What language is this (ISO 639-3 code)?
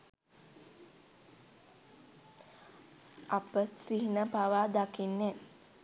sin